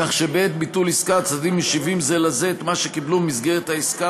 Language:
Hebrew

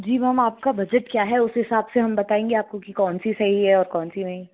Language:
Hindi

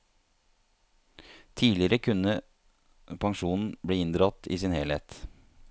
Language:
Norwegian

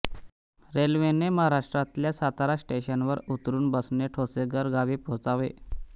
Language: Marathi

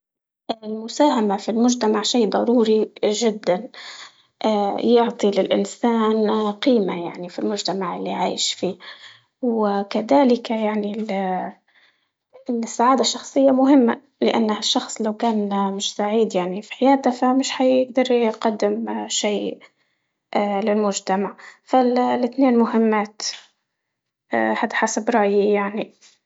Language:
Libyan Arabic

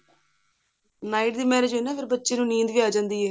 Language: Punjabi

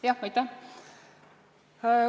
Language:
Estonian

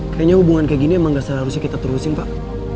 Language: Indonesian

